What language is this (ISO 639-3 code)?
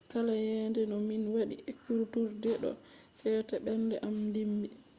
ful